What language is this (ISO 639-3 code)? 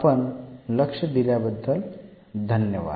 mar